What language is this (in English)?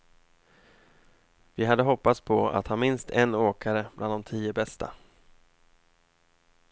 Swedish